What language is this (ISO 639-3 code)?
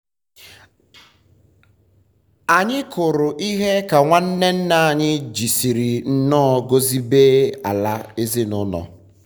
ibo